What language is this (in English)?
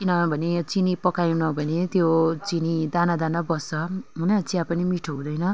Nepali